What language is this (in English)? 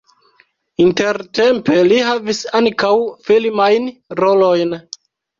Esperanto